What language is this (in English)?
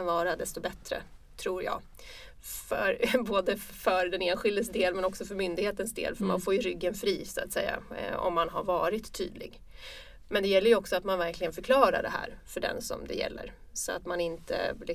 Swedish